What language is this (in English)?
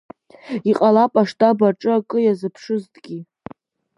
Abkhazian